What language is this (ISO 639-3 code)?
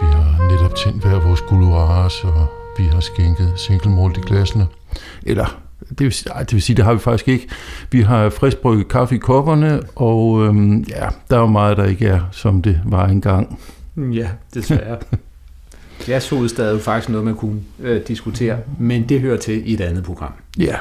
dan